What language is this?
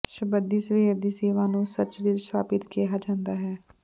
Punjabi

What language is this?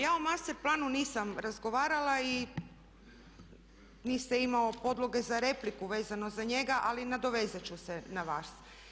Croatian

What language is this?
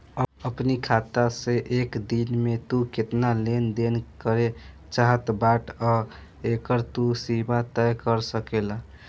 Bhojpuri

